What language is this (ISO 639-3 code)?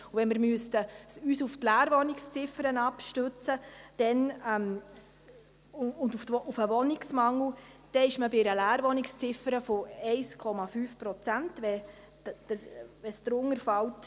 gsw